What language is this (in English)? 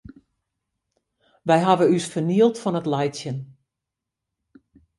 Western Frisian